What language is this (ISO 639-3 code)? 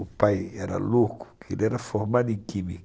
por